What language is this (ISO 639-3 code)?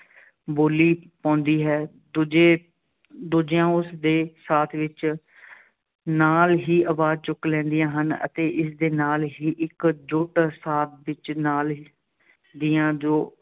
pan